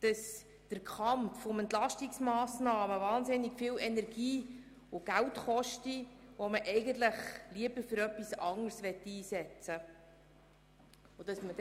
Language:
Swiss German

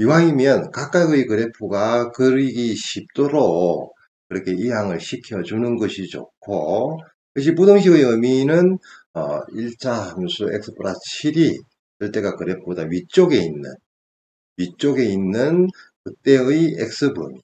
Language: Korean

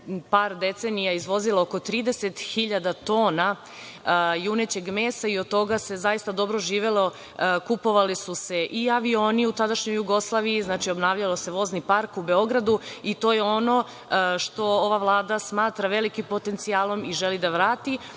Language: Serbian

